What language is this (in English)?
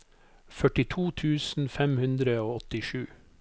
Norwegian